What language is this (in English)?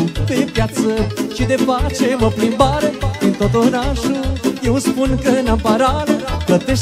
Romanian